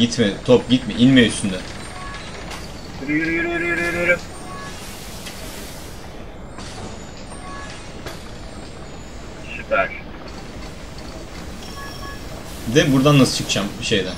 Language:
Turkish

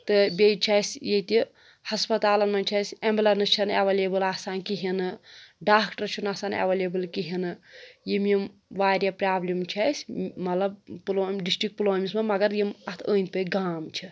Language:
Kashmiri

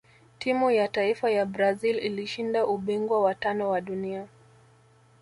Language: Swahili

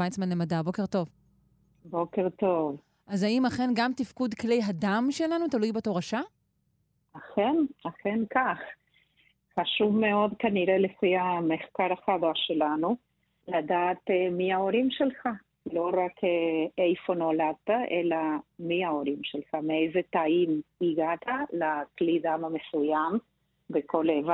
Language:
Hebrew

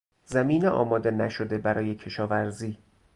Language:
Persian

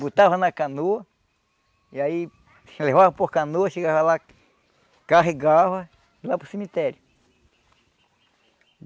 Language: Portuguese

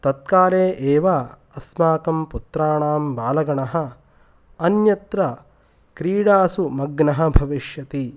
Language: Sanskrit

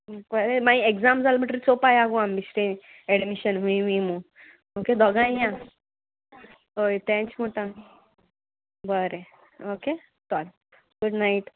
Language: Konkani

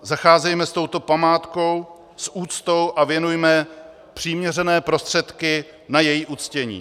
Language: Czech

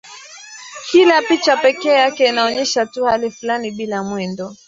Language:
Swahili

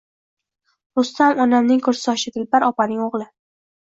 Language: Uzbek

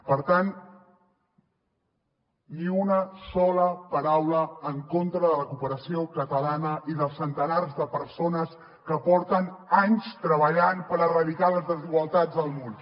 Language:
Catalan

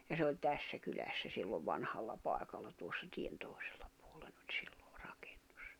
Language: Finnish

